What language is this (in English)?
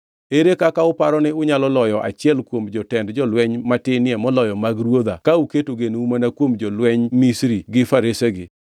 Luo (Kenya and Tanzania)